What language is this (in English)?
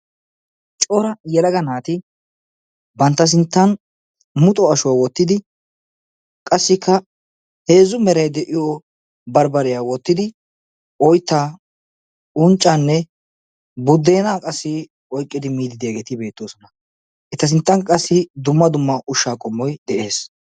Wolaytta